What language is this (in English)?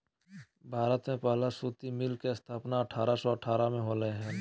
Magahi